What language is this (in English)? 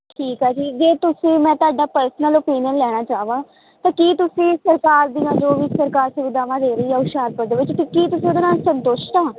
Punjabi